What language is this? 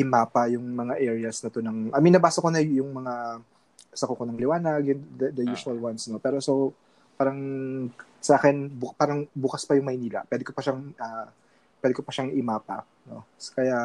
Filipino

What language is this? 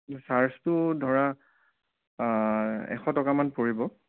Assamese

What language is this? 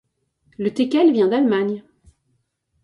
French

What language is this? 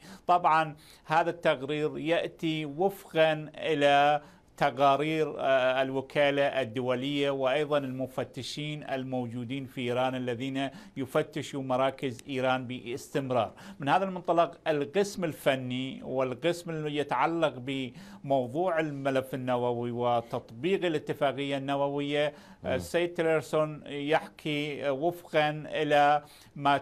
Arabic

